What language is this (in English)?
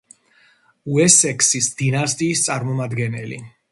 Georgian